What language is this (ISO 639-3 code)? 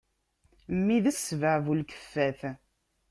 kab